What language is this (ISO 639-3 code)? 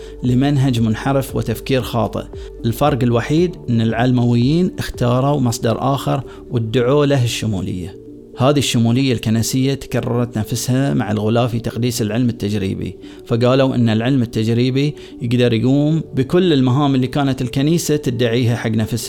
ara